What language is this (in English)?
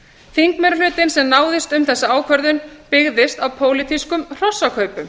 Icelandic